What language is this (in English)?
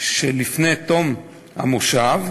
Hebrew